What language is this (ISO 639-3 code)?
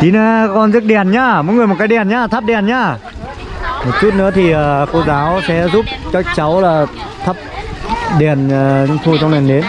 vie